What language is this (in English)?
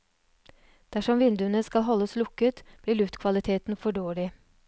Norwegian